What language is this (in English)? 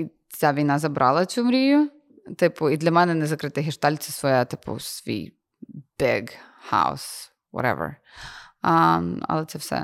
Ukrainian